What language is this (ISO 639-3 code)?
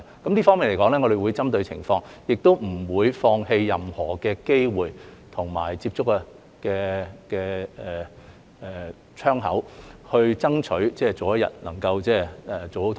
yue